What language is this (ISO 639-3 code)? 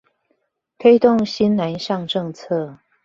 zho